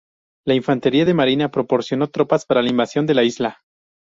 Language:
Spanish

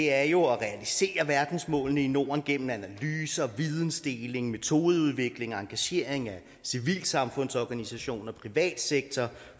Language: Danish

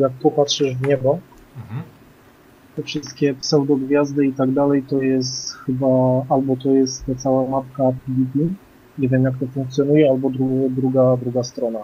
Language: Polish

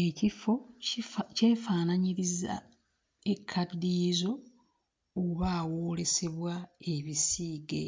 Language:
Ganda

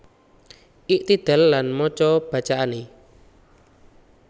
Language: Javanese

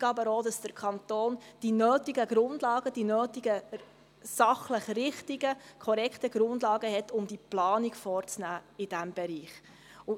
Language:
Swiss German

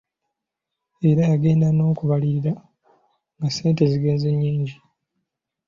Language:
Ganda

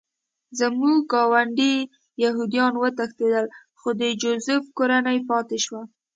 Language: Pashto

